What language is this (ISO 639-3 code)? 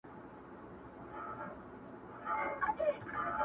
pus